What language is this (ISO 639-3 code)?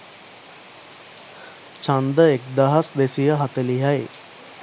sin